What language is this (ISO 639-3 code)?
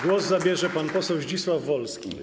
pol